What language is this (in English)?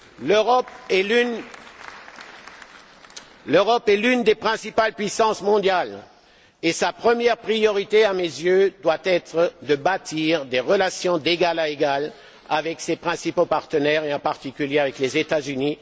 French